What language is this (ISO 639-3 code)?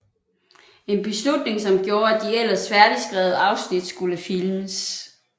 dan